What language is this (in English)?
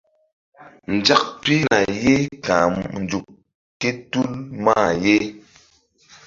Mbum